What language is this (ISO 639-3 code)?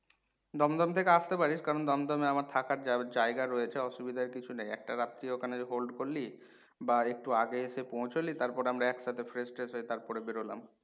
ben